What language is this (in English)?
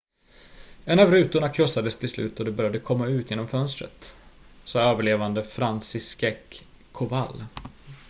Swedish